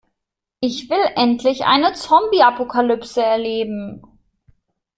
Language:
German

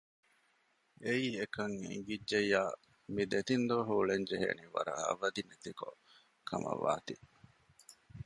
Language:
Divehi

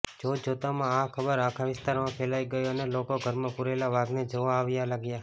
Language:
Gujarati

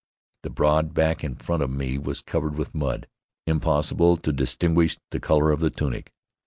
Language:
English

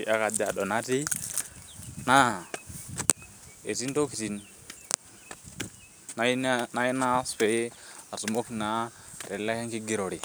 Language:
Masai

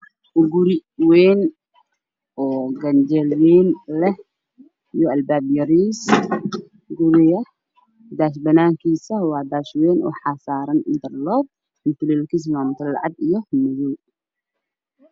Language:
Somali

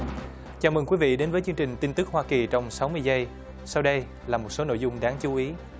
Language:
Vietnamese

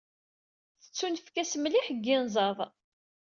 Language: Kabyle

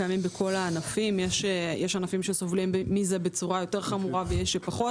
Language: Hebrew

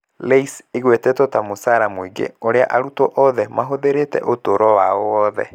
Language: Kikuyu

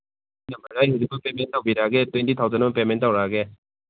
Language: Manipuri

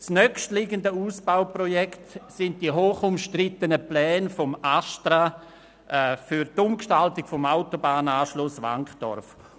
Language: Swiss German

